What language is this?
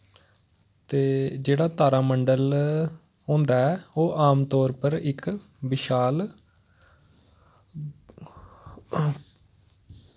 Dogri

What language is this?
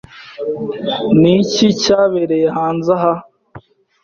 Kinyarwanda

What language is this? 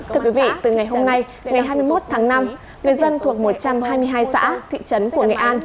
Vietnamese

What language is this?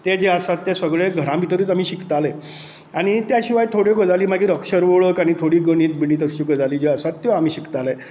Konkani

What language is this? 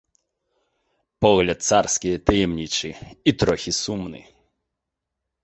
Belarusian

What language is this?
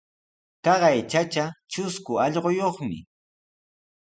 Sihuas Ancash Quechua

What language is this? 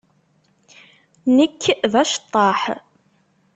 Kabyle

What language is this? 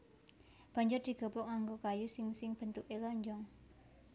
Javanese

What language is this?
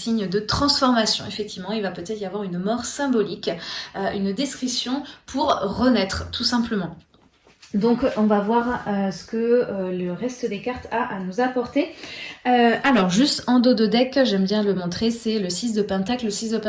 French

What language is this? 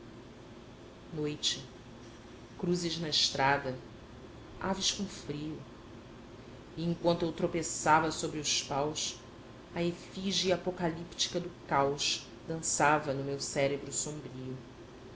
Portuguese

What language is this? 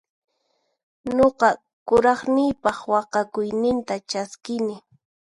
Puno Quechua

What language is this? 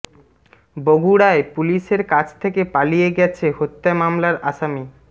Bangla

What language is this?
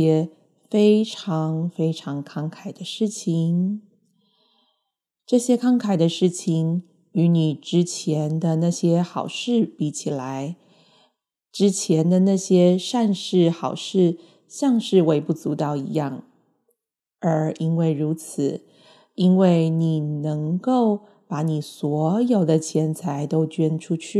Chinese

